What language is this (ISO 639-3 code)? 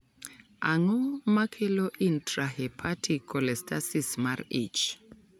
luo